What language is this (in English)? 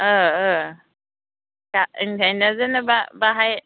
Bodo